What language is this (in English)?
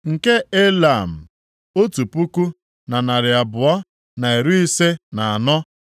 Igbo